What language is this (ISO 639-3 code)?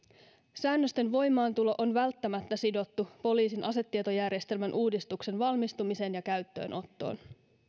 fin